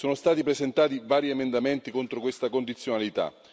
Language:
Italian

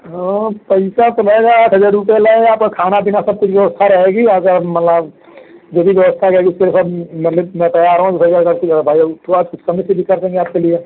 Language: Hindi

